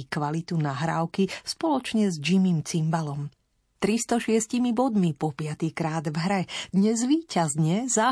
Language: Slovak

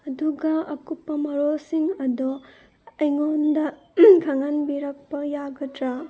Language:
Manipuri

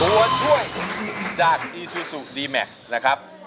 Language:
Thai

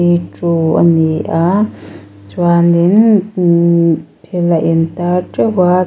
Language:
Mizo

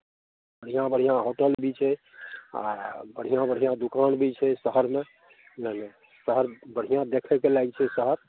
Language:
Maithili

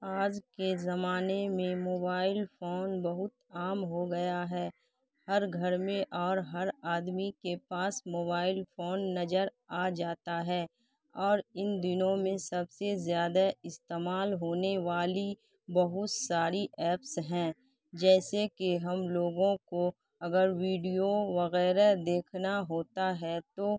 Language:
Urdu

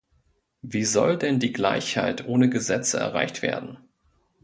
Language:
German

